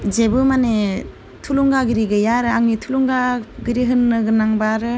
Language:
Bodo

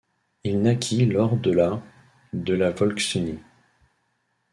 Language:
French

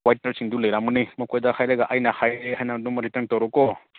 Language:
Manipuri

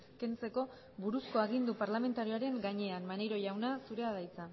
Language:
Basque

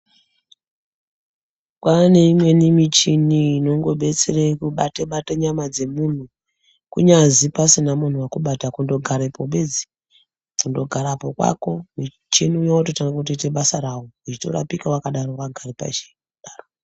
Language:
Ndau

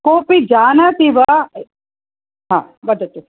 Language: Sanskrit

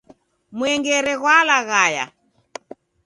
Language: Taita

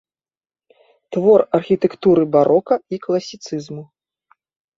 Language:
Belarusian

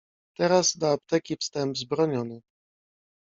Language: Polish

